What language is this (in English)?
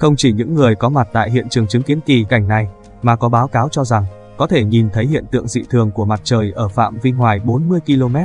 Vietnamese